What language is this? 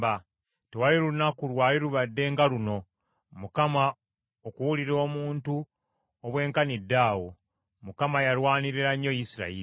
Ganda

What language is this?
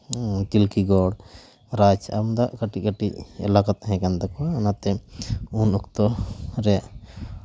Santali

